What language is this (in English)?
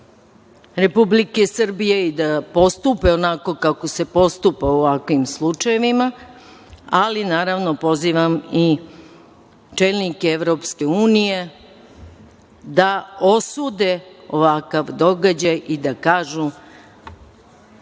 Serbian